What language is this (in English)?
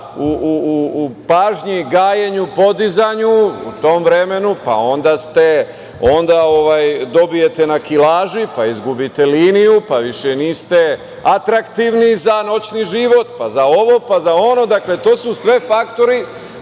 Serbian